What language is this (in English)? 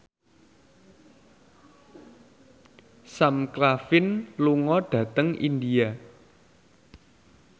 Javanese